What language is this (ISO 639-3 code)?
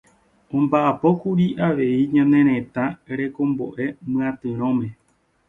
grn